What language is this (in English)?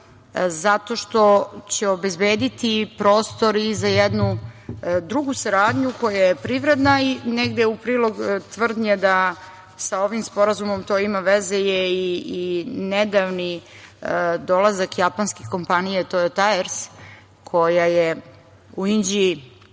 Serbian